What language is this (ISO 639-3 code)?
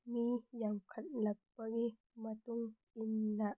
mni